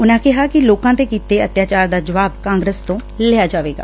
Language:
Punjabi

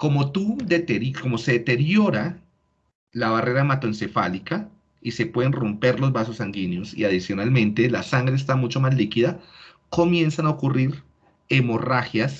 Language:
Spanish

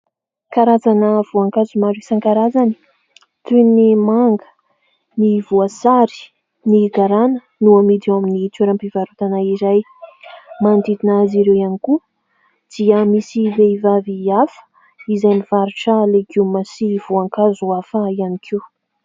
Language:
Malagasy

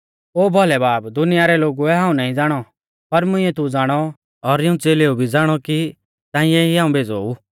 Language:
Mahasu Pahari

